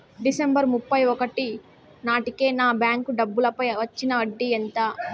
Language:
Telugu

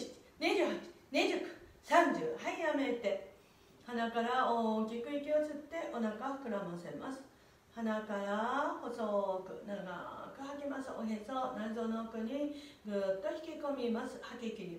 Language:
Japanese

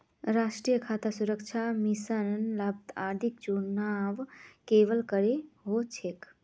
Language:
Magahi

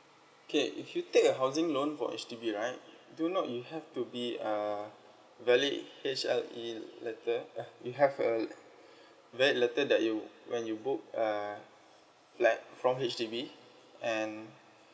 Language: English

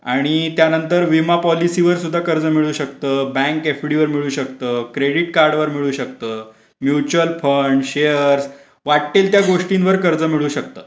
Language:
Marathi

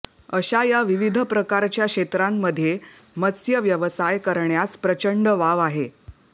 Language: Marathi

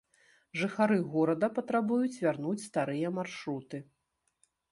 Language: Belarusian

